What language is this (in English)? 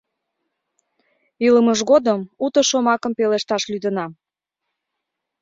Mari